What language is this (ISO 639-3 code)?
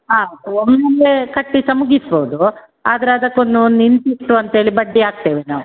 kan